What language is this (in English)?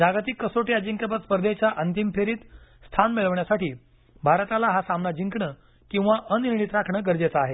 Marathi